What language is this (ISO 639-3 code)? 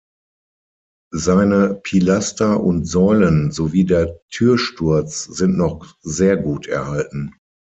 deu